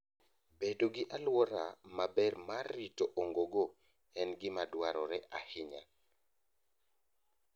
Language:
Luo (Kenya and Tanzania)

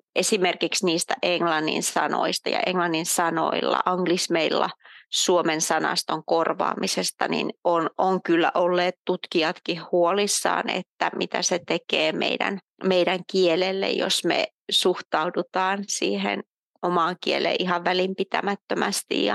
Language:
Finnish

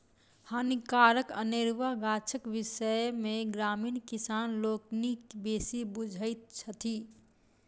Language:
Maithili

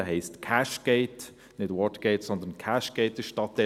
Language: Swiss German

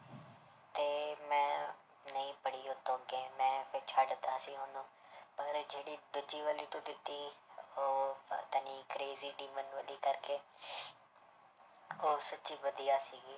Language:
Punjabi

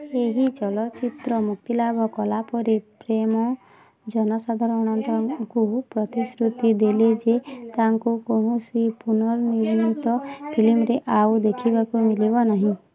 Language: Odia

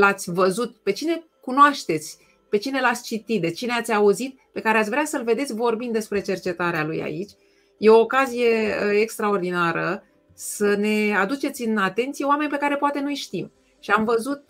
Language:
Romanian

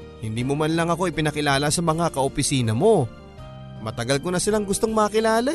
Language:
Filipino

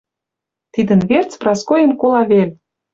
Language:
Western Mari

